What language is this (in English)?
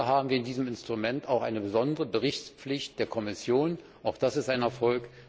German